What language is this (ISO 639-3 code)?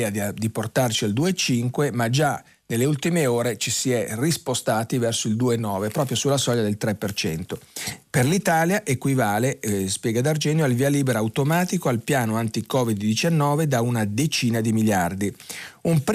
ita